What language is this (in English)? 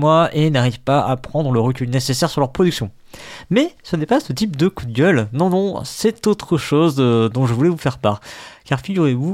French